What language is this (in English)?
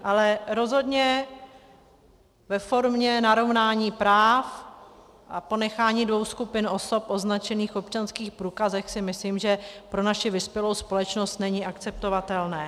Czech